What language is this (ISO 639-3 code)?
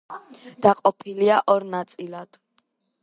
kat